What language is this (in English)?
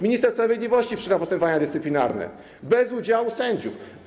Polish